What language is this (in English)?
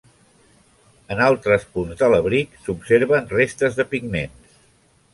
Catalan